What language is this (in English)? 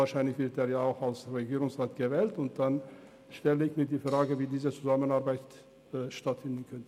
Swiss German